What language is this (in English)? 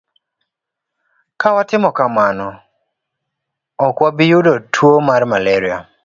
Luo (Kenya and Tanzania)